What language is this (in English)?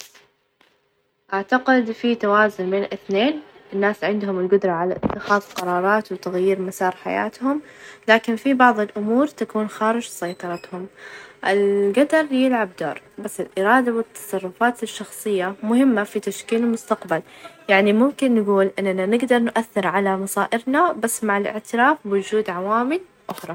Najdi Arabic